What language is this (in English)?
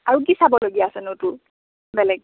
Assamese